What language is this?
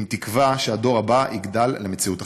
Hebrew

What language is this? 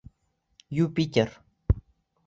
Bashkir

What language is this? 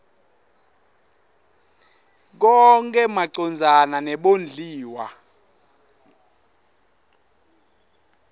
Swati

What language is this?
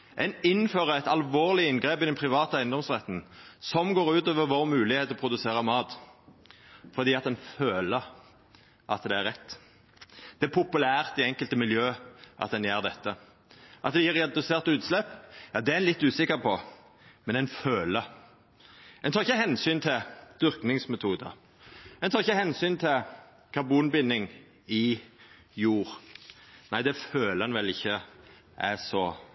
Norwegian Nynorsk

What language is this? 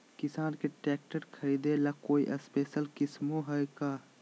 Magahi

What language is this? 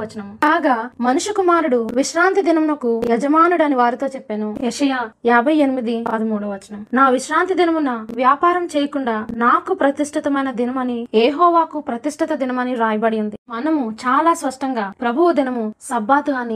Telugu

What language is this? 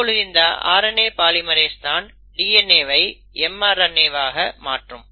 Tamil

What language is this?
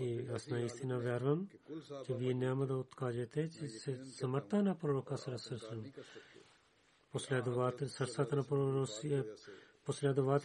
Bulgarian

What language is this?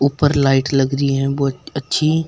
Hindi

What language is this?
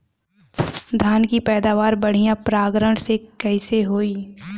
Bhojpuri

